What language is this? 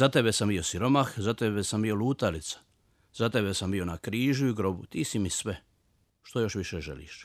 Croatian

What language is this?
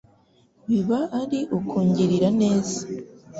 Kinyarwanda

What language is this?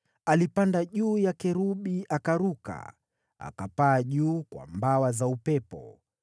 Swahili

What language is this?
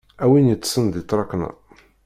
Kabyle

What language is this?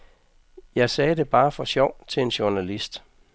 Danish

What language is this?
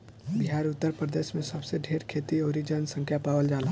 Bhojpuri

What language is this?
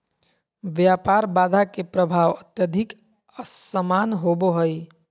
Magahi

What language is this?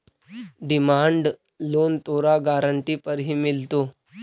Magahi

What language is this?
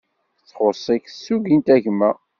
Kabyle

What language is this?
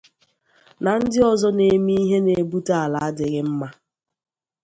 Igbo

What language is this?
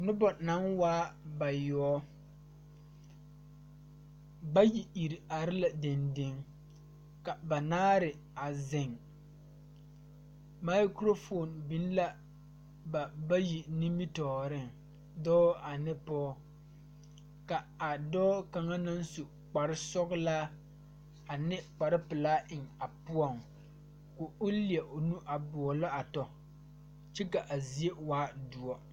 Southern Dagaare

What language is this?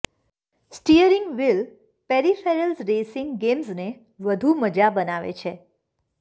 Gujarati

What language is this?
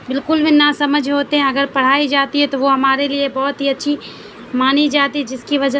Urdu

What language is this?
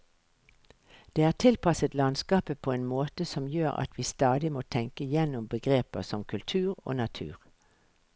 Norwegian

